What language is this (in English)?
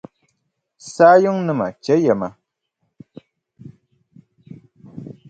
Dagbani